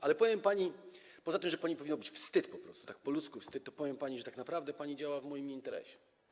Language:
Polish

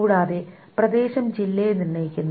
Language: Malayalam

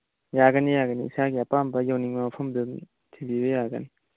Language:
Manipuri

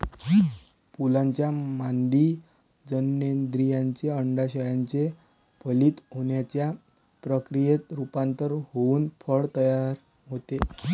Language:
Marathi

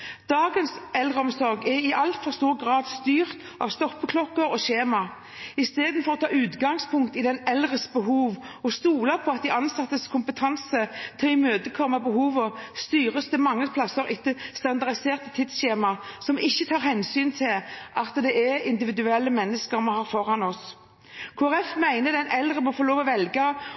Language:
Norwegian Bokmål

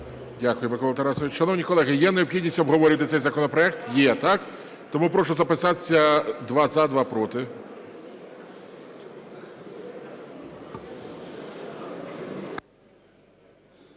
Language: Ukrainian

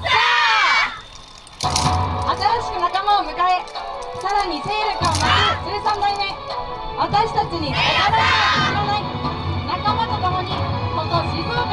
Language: Japanese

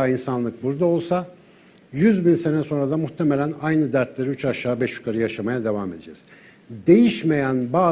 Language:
Turkish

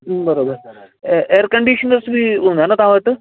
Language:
Sindhi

